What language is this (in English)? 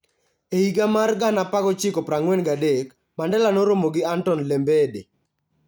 Luo (Kenya and Tanzania)